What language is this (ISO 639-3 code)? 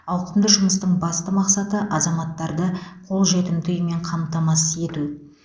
kaz